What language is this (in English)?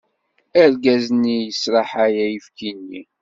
Kabyle